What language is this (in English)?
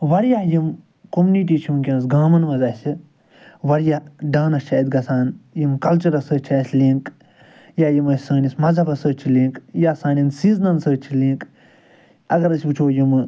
Kashmiri